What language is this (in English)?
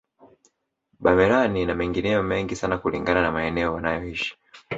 Swahili